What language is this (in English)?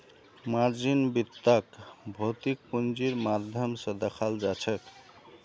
Magahi